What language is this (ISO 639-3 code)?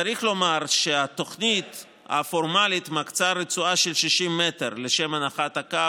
heb